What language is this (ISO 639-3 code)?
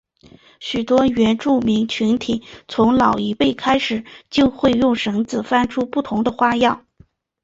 zho